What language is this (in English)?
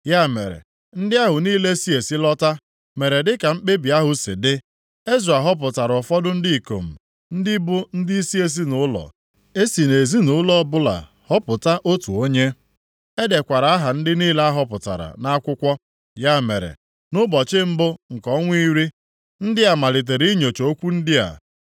Igbo